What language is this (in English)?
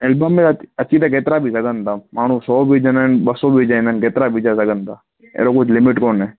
Sindhi